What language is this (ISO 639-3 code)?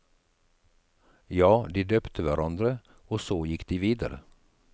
nor